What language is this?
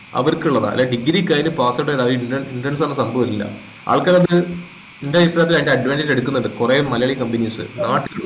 Malayalam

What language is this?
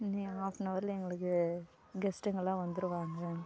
Tamil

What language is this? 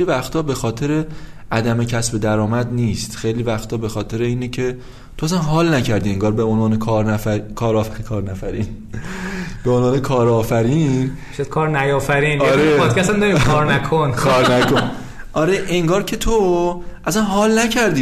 Persian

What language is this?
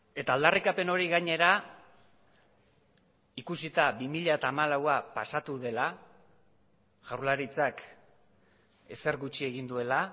Basque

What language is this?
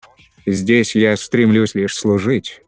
Russian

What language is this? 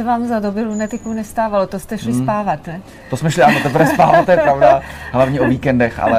Czech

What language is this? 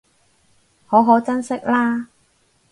Cantonese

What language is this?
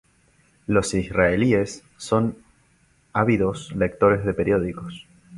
Spanish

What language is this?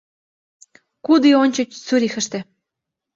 Mari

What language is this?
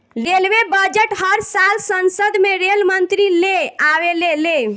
Bhojpuri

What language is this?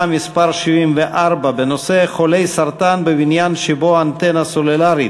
Hebrew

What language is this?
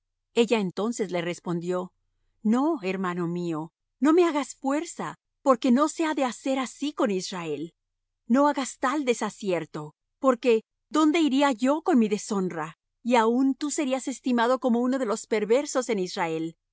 Spanish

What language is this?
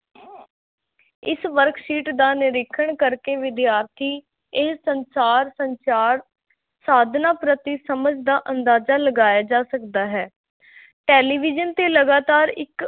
Punjabi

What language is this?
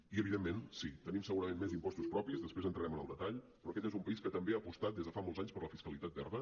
Catalan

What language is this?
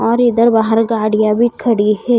Hindi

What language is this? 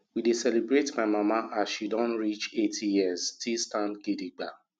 Nigerian Pidgin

